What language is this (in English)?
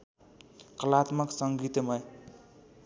Nepali